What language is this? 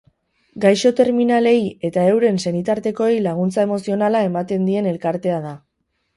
Basque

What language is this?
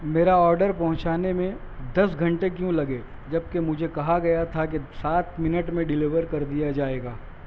Urdu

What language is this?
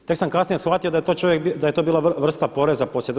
Croatian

